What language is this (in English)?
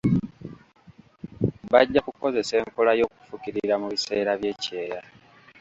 Ganda